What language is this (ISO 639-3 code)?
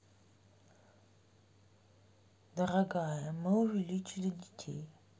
rus